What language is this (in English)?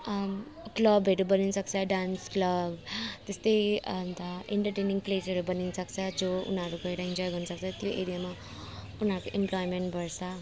Nepali